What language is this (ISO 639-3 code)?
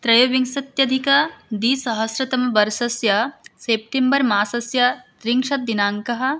san